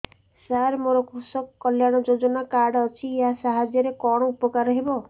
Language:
Odia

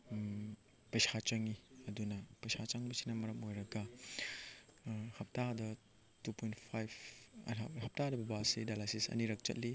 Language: Manipuri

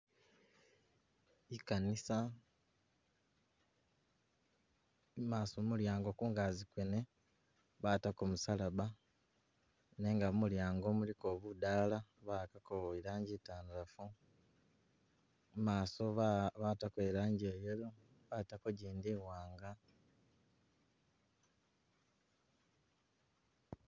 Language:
Masaaba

